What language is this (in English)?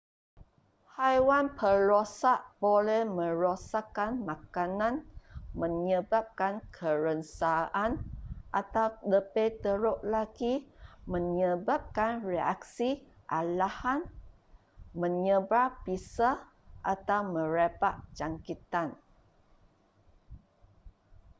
Malay